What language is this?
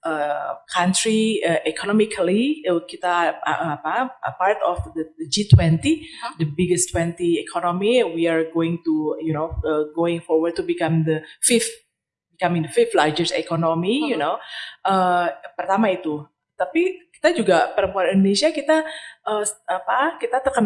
Indonesian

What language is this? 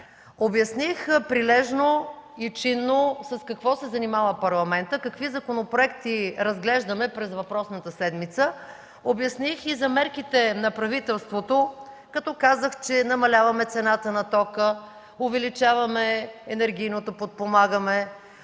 Bulgarian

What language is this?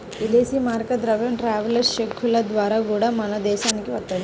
Telugu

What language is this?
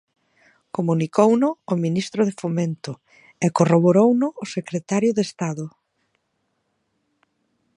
Galician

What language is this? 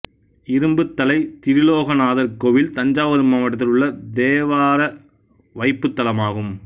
Tamil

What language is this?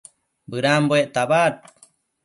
Matsés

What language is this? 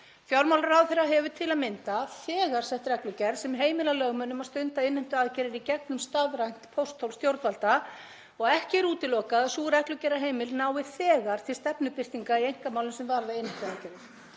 Icelandic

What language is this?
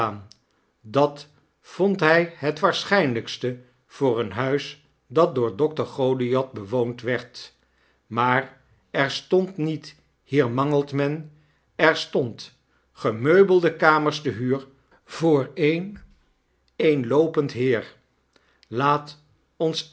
Dutch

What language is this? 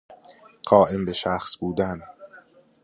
Persian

